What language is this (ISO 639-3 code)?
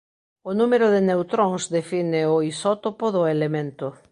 glg